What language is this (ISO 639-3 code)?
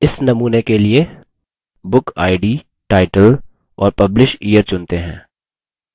hin